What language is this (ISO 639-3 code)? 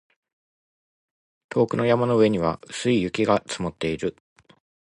jpn